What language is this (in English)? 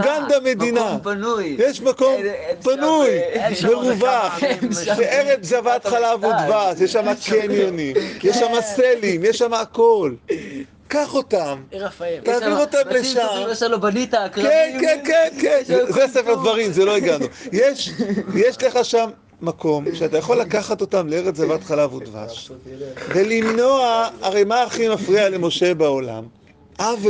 Hebrew